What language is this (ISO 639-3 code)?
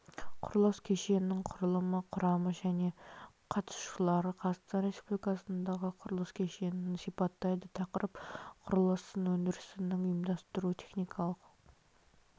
kaz